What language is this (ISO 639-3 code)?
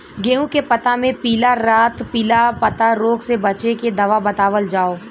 bho